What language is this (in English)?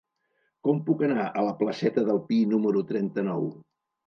Catalan